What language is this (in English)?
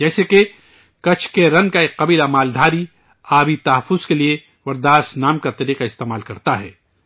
Urdu